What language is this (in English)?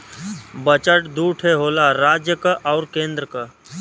Bhojpuri